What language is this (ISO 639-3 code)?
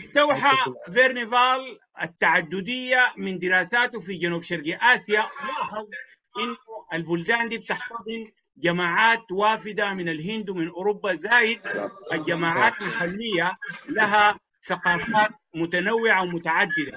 ara